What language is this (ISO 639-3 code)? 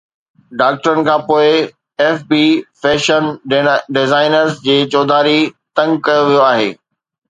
snd